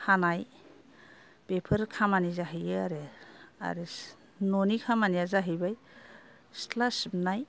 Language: Bodo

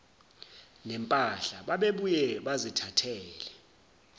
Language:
Zulu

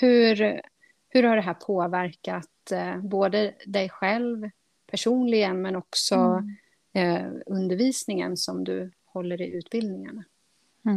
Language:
Swedish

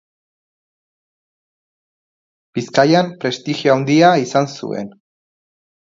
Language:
Basque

